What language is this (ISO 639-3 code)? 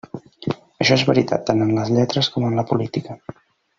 cat